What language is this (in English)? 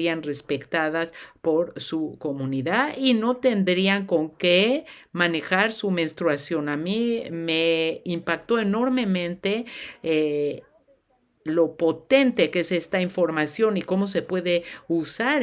Spanish